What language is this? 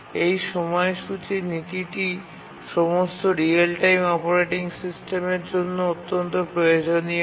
Bangla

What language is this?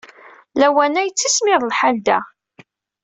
Kabyle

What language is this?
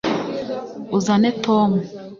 Kinyarwanda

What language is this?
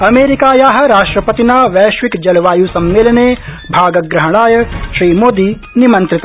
Sanskrit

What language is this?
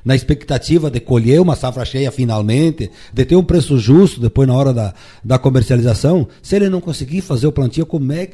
Portuguese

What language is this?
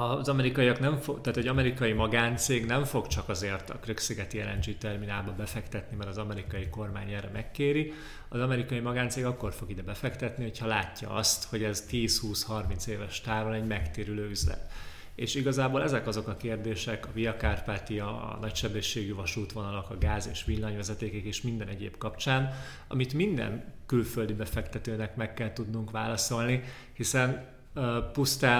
Hungarian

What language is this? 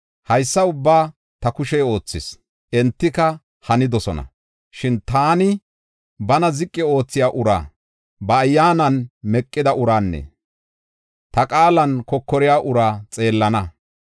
Gofa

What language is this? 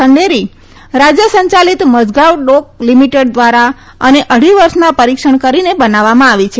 Gujarati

